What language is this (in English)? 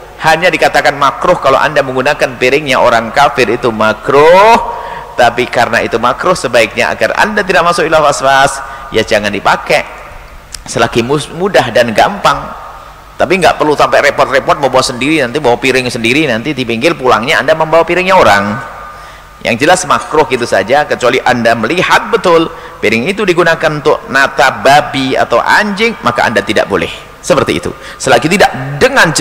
Indonesian